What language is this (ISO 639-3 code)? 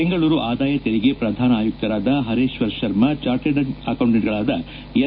kan